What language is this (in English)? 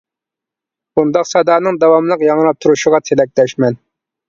Uyghur